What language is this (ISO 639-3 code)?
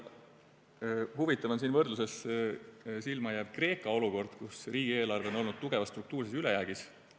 est